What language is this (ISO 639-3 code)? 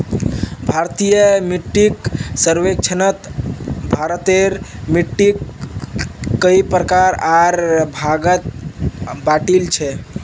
mag